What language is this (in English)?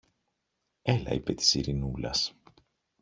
Greek